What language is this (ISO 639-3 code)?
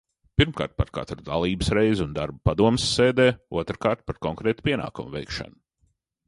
lav